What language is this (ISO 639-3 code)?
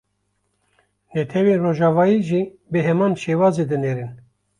kur